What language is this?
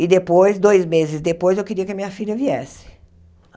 Portuguese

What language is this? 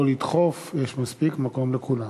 Hebrew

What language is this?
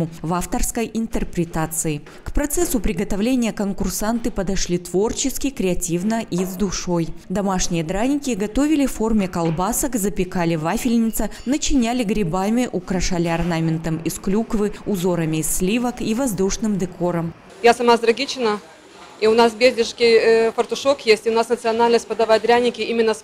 Russian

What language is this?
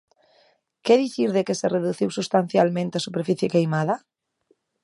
Galician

